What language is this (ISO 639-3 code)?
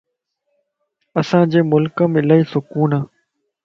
lss